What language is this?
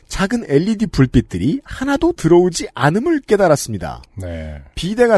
Korean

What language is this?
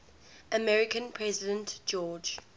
English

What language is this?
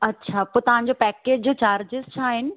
Sindhi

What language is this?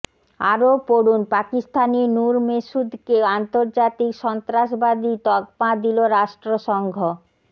Bangla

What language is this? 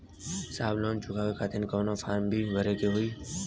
Bhojpuri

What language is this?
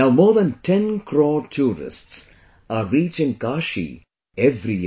English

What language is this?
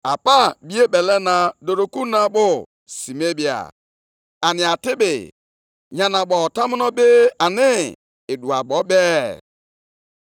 Igbo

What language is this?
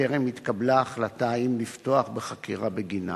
Hebrew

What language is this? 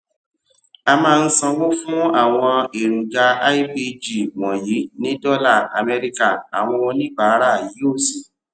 Yoruba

